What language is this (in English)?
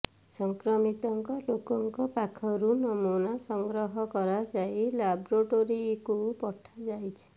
Odia